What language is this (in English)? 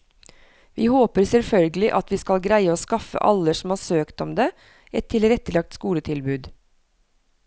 Norwegian